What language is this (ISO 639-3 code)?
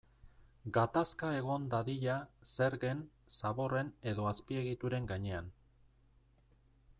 eus